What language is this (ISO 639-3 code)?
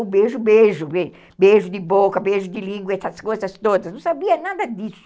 por